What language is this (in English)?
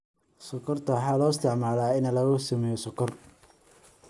Somali